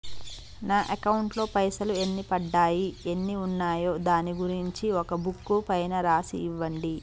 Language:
Telugu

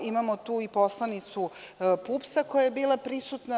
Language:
Serbian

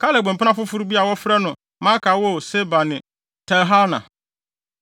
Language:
Akan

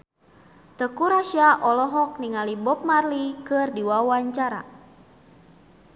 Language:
Sundanese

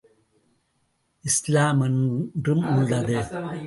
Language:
Tamil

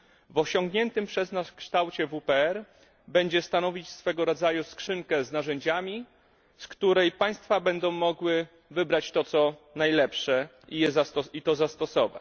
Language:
Polish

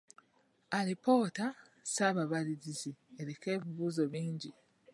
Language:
Ganda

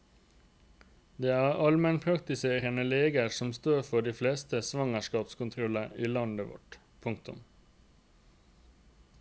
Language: Norwegian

